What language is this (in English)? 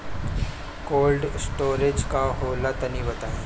Bhojpuri